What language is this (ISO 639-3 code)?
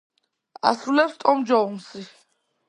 kat